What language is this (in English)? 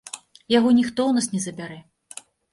Belarusian